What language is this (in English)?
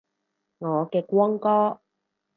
Cantonese